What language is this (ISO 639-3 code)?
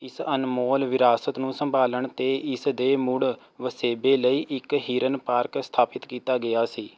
pan